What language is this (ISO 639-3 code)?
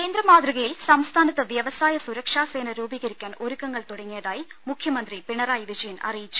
mal